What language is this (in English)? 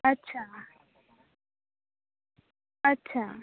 Konkani